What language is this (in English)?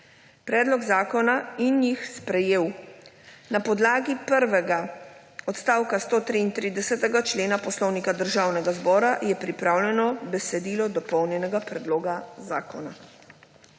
Slovenian